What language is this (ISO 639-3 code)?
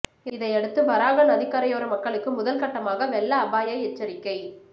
tam